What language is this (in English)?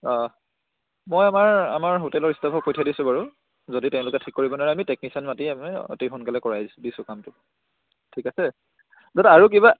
Assamese